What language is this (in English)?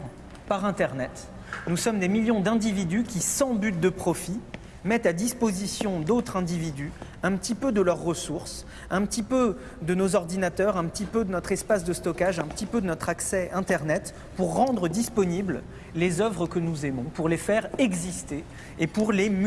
French